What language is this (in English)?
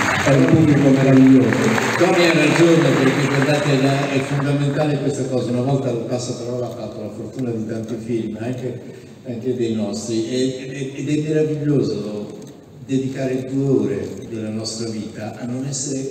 Italian